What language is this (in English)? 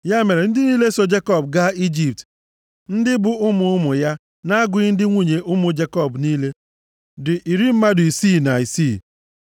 Igbo